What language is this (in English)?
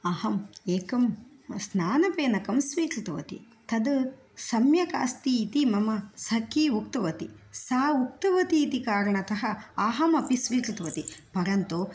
Sanskrit